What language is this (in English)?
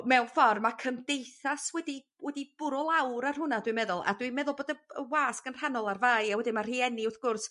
Welsh